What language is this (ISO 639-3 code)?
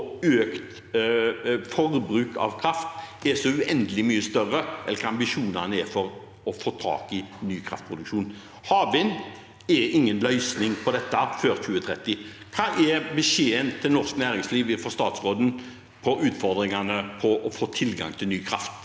nor